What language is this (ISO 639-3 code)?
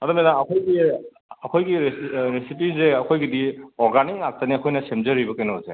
mni